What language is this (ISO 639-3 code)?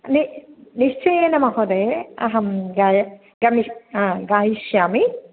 san